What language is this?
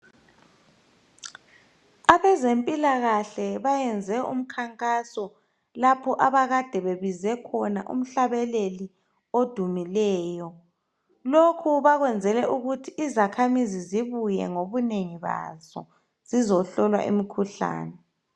North Ndebele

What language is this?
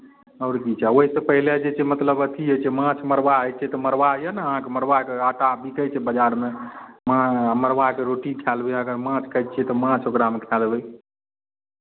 Maithili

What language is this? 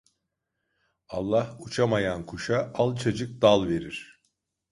Turkish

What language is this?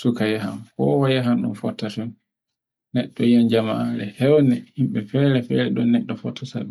Borgu Fulfulde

